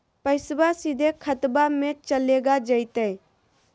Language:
Magahi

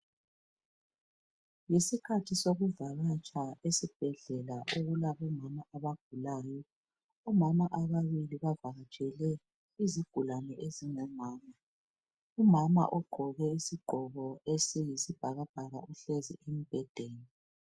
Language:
North Ndebele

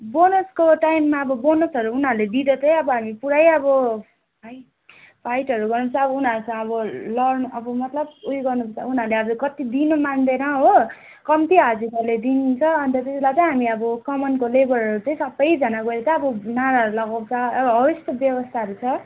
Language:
Nepali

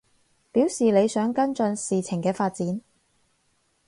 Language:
Cantonese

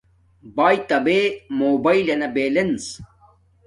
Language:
Domaaki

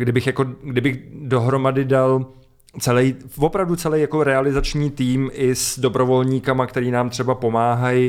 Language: Czech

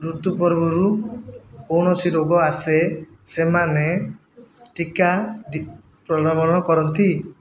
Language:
Odia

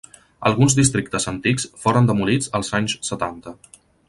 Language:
Catalan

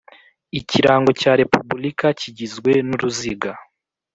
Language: Kinyarwanda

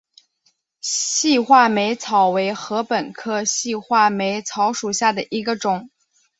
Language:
Chinese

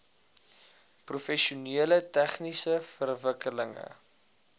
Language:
Afrikaans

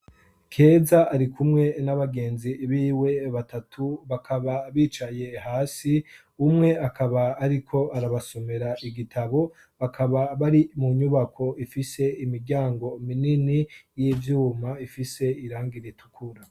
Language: Rundi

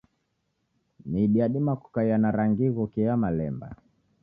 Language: Taita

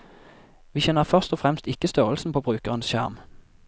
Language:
Norwegian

